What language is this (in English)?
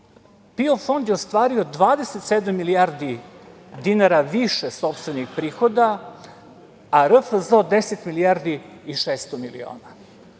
Serbian